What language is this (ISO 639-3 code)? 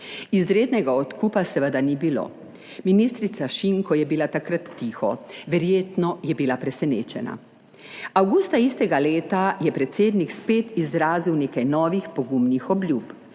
slv